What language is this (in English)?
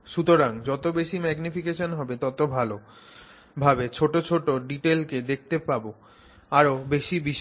Bangla